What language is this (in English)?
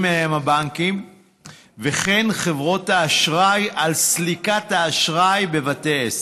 Hebrew